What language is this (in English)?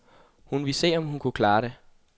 Danish